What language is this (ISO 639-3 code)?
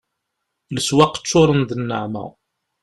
kab